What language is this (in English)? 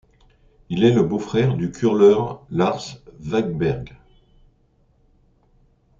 French